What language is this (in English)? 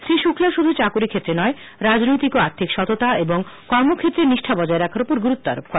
Bangla